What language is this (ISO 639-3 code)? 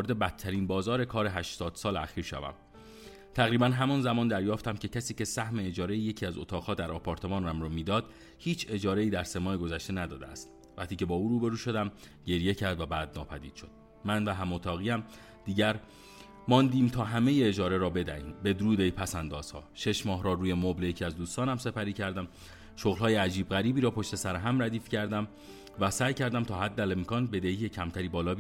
fas